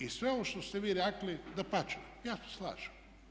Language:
Croatian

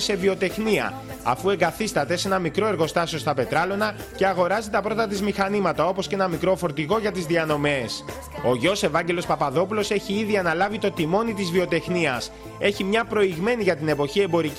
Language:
Greek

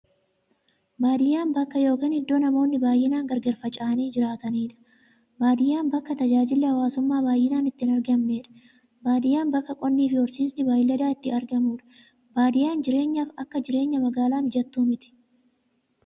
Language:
Oromo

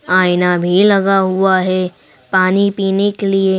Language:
Hindi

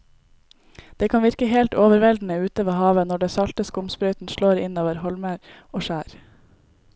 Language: Norwegian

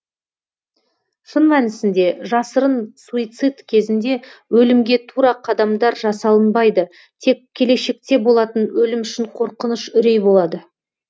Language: Kazakh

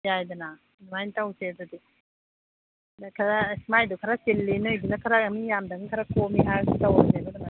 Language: Manipuri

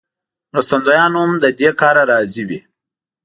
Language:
Pashto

